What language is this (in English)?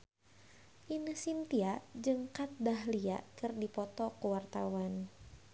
Sundanese